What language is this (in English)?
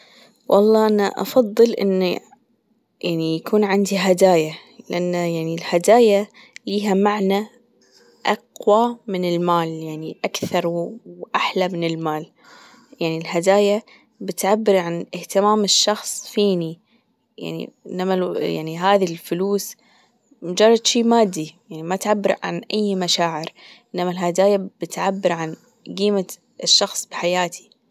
Gulf Arabic